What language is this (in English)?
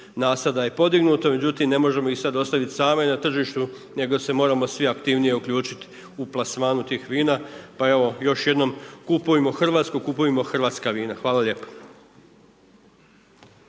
Croatian